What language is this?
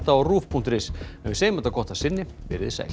Icelandic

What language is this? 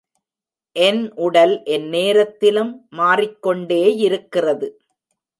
Tamil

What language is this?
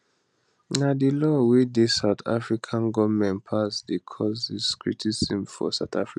Nigerian Pidgin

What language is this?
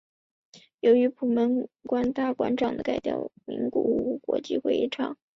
Chinese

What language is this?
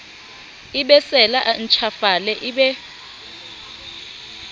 Southern Sotho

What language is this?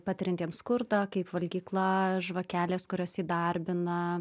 Lithuanian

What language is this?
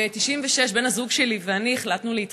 Hebrew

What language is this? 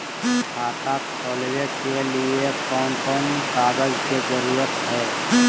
Magahi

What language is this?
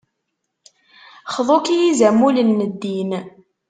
Kabyle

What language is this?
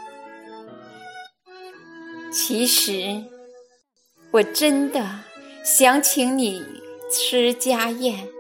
Chinese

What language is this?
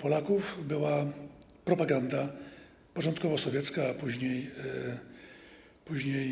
Polish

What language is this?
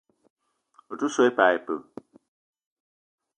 Eton (Cameroon)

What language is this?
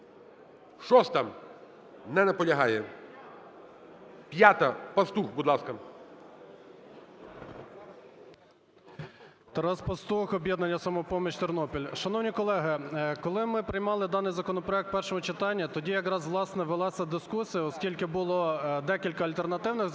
Ukrainian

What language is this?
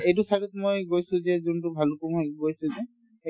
Assamese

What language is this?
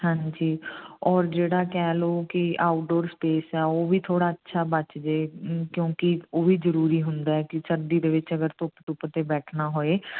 Punjabi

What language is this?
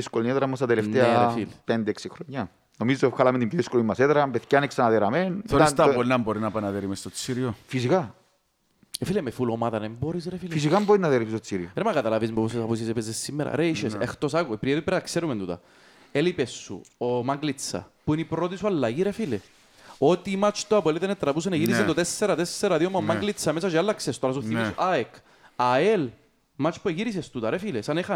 Greek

